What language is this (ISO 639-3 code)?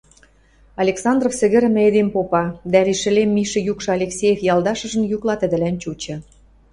mrj